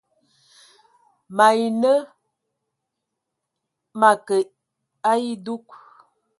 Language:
Ewondo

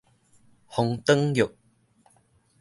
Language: Min Nan Chinese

